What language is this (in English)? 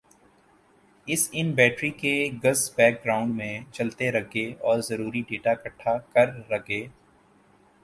Urdu